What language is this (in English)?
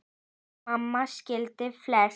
Icelandic